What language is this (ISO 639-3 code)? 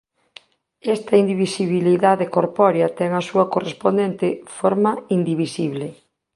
glg